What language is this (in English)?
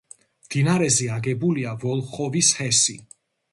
Georgian